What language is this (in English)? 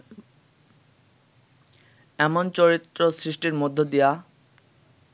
Bangla